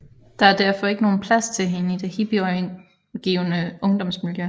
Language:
Danish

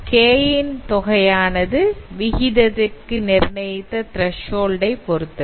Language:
Tamil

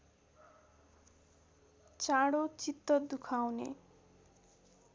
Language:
Nepali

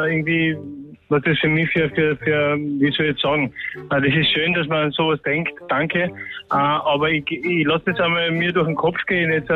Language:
German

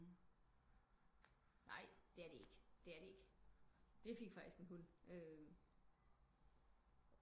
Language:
Danish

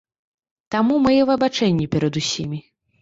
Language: Belarusian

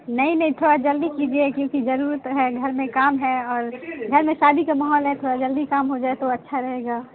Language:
Urdu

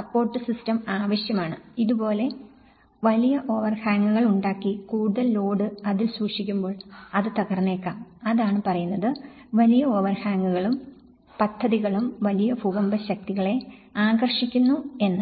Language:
Malayalam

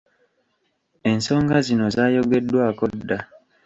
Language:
Ganda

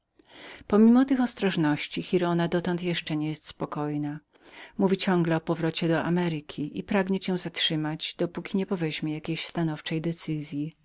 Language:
Polish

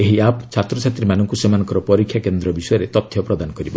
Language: Odia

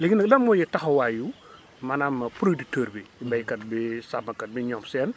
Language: Wolof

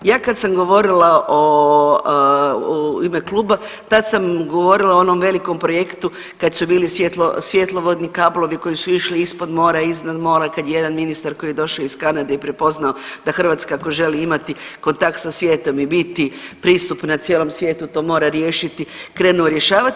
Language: Croatian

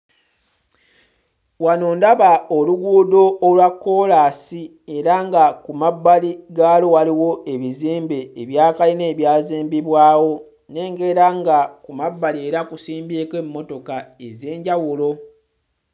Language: Ganda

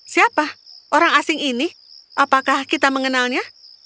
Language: Indonesian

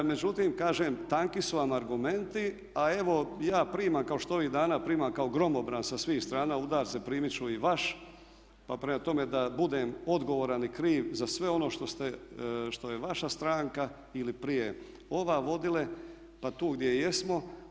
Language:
Croatian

